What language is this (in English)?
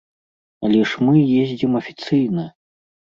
Belarusian